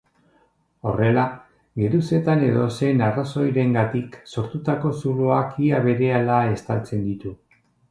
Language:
Basque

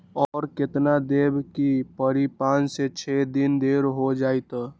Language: Magahi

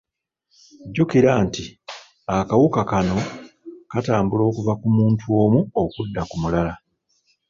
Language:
Ganda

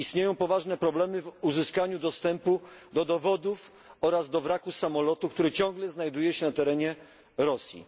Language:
Polish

